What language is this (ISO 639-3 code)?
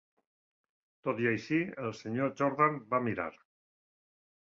cat